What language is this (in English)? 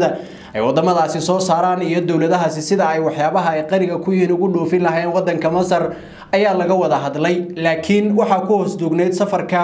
Arabic